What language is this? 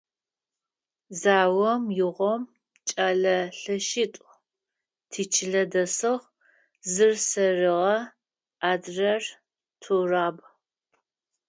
Adyghe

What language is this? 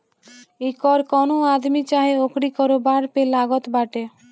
Bhojpuri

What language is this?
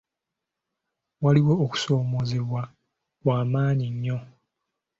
Ganda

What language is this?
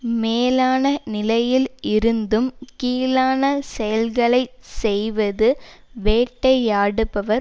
Tamil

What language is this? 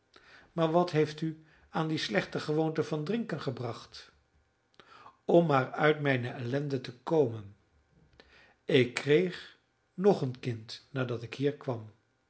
Dutch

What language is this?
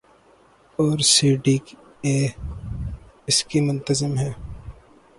Urdu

